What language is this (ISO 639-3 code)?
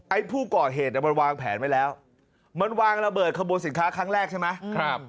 tha